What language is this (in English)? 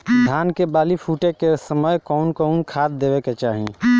Bhojpuri